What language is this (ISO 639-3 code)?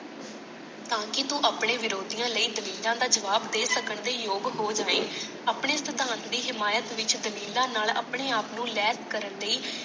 pan